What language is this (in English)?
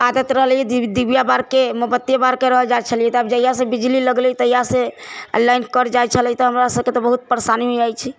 Maithili